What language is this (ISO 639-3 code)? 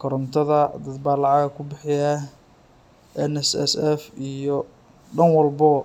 som